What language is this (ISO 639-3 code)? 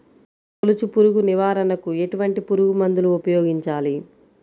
tel